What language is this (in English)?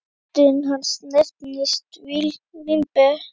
Icelandic